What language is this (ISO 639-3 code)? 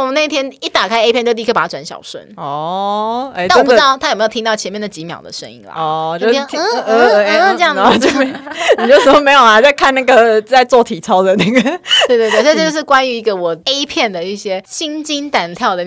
zho